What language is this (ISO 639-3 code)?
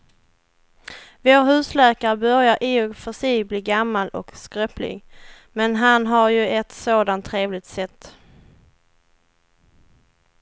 swe